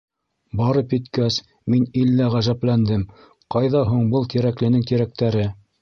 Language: Bashkir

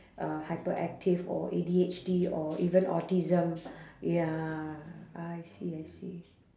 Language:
English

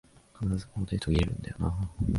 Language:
Japanese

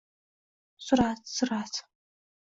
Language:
Uzbek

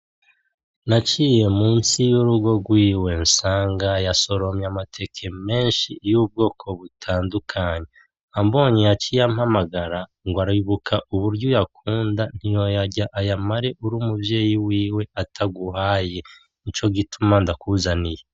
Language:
Rundi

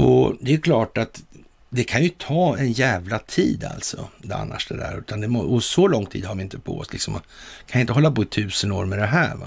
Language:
Swedish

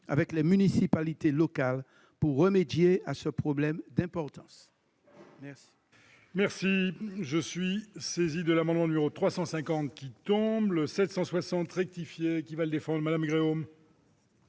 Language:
French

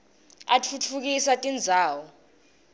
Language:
Swati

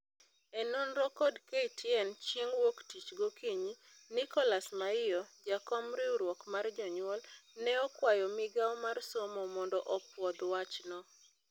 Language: Luo (Kenya and Tanzania)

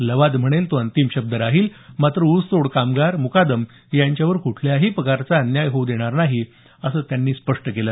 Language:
Marathi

